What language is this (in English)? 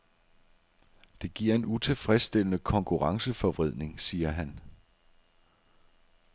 Danish